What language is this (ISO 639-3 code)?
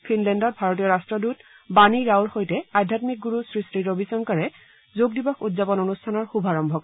asm